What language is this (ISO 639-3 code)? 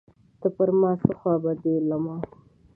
pus